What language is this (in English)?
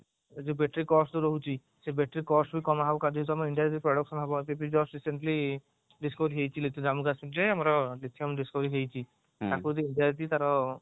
Odia